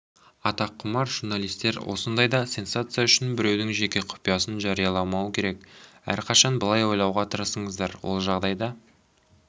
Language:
Kazakh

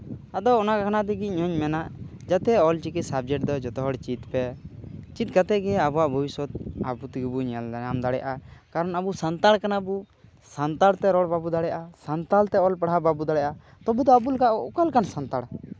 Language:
Santali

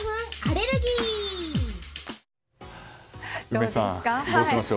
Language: Japanese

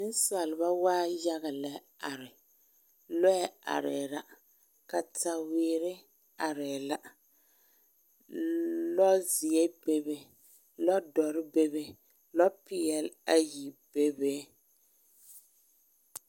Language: Southern Dagaare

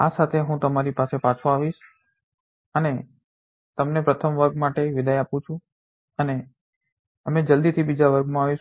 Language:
Gujarati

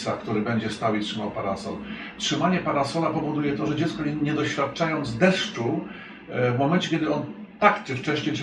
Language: Polish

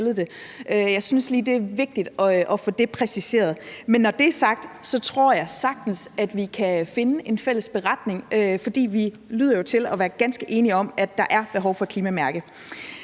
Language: Danish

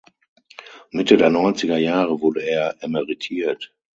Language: German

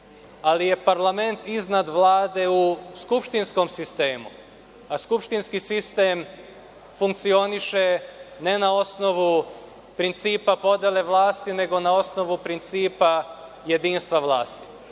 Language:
Serbian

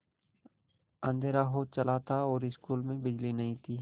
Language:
Hindi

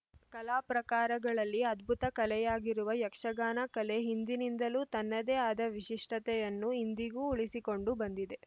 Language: Kannada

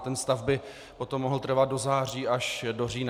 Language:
Czech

